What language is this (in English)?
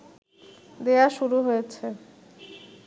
Bangla